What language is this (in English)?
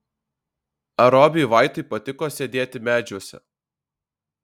Lithuanian